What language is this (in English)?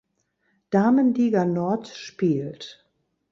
German